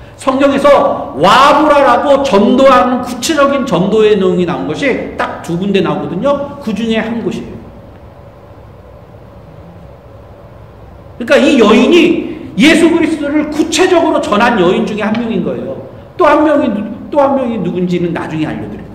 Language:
Korean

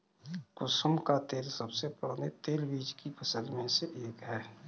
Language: Hindi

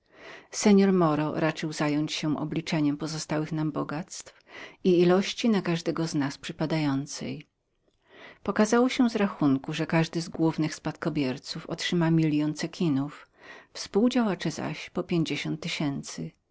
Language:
Polish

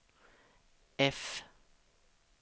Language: Swedish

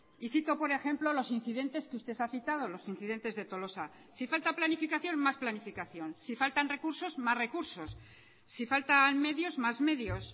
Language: Spanish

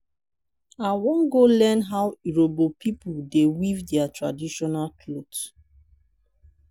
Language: Nigerian Pidgin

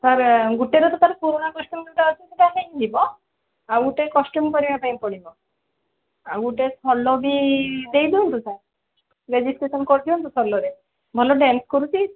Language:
Odia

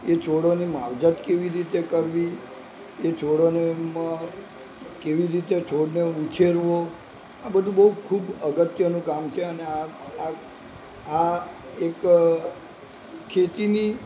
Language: Gujarati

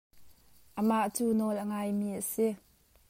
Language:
Hakha Chin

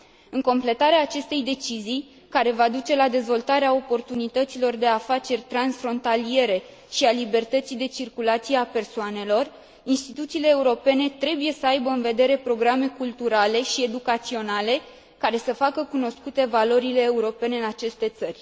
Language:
Romanian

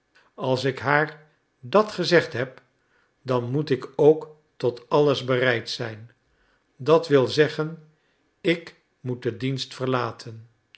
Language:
Dutch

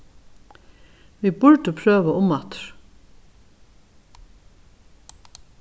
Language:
Faroese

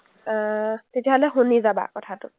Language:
Assamese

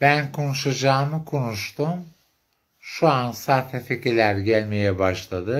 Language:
Turkish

